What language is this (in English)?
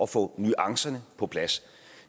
Danish